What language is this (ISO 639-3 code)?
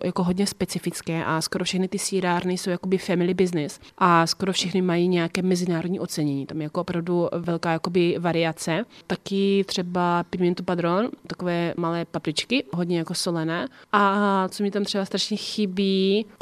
ces